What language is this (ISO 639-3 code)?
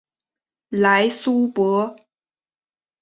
zho